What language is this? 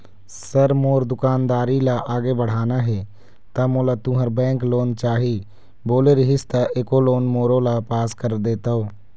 Chhattisgarhi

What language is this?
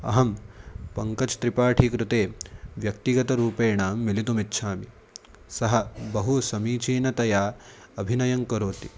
Sanskrit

